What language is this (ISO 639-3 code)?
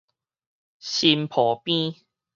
nan